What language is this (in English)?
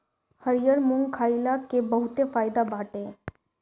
Bhojpuri